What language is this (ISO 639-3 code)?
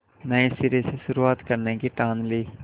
hin